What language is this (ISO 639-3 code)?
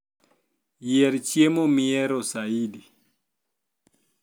luo